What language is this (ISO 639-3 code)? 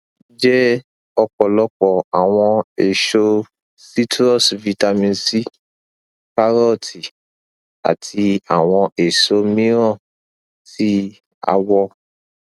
yor